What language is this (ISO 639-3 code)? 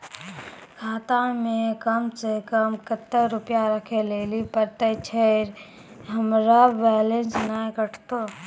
mai